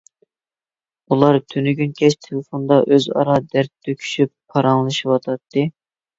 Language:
Uyghur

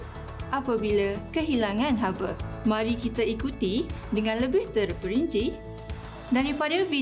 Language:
Malay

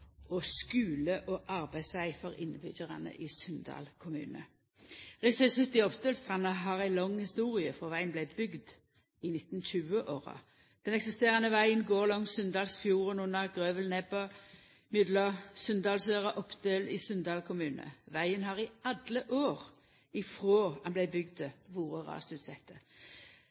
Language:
Norwegian Nynorsk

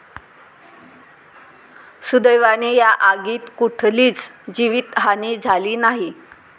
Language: Marathi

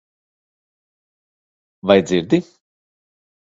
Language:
Latvian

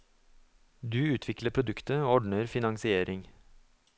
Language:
Norwegian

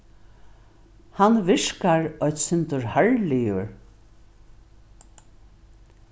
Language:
Faroese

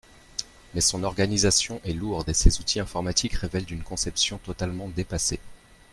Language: French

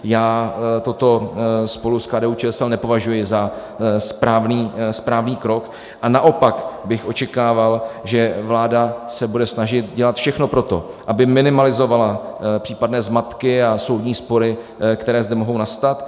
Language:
Czech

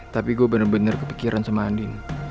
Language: Indonesian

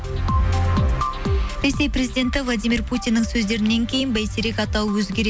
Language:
Kazakh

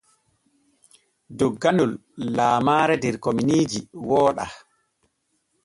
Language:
Borgu Fulfulde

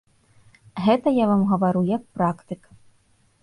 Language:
Belarusian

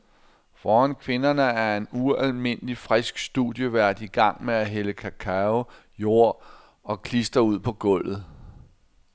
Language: Danish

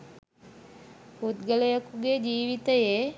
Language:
Sinhala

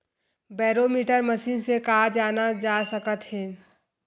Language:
Chhattisgarhi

